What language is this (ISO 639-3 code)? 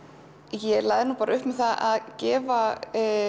isl